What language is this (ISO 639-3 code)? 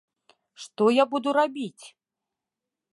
bel